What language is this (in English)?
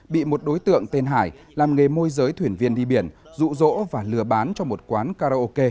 Vietnamese